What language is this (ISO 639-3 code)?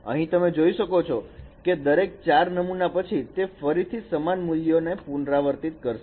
guj